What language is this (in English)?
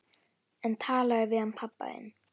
Icelandic